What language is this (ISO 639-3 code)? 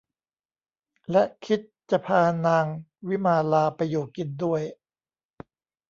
tha